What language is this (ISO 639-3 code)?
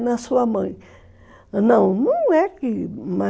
por